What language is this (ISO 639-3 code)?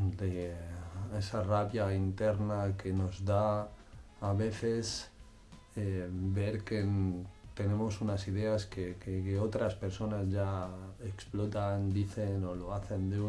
spa